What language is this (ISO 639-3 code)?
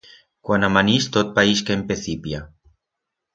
arg